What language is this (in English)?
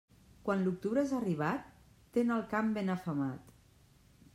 Catalan